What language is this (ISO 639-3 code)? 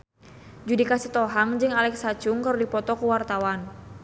sun